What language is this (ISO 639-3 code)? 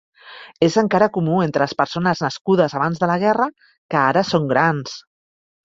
cat